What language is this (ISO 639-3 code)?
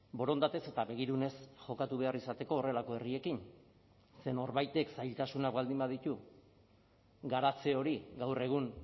eus